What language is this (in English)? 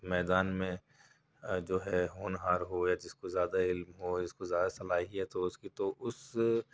Urdu